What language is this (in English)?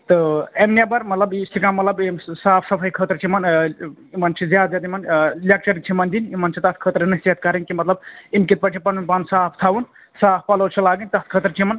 Kashmiri